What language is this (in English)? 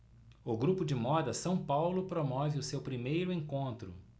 Portuguese